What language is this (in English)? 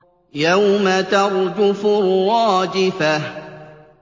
Arabic